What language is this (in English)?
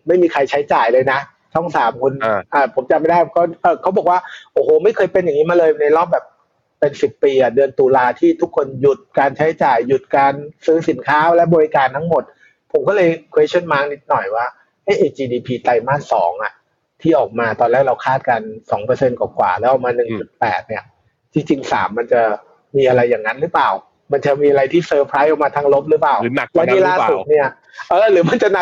Thai